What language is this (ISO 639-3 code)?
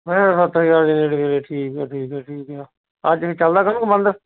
pan